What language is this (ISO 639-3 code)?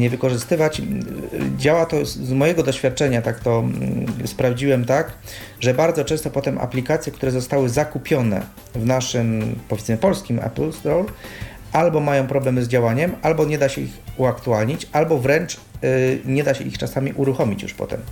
pol